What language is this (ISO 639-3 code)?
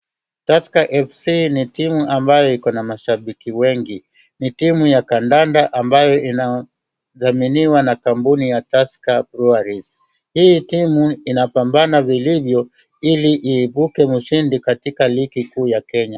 swa